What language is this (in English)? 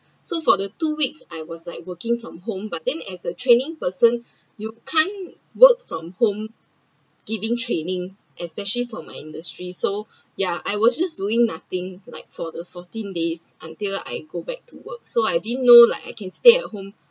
English